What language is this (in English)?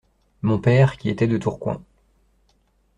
French